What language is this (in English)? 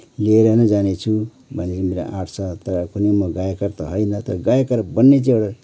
Nepali